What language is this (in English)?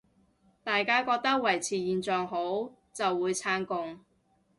Cantonese